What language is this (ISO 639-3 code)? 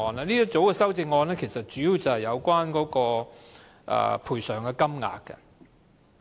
yue